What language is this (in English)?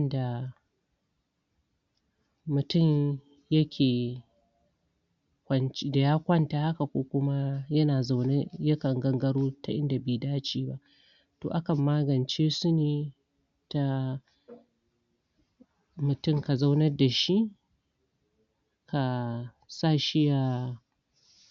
Hausa